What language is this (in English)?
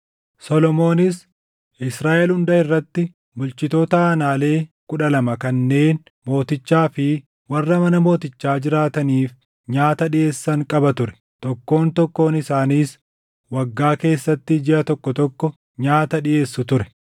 Oromo